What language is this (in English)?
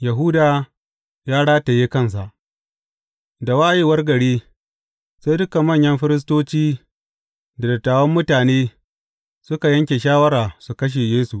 Hausa